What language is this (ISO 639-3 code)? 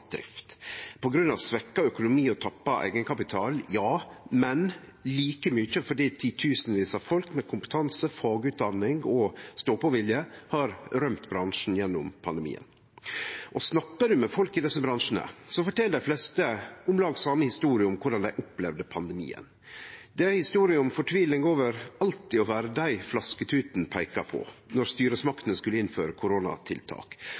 nno